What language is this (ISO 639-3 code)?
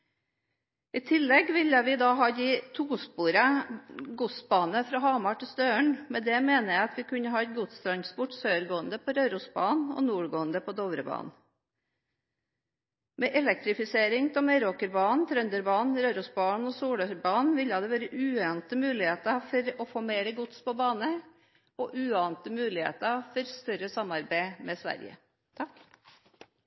nob